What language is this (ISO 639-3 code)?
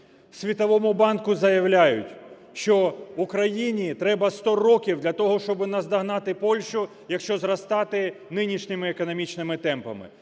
ukr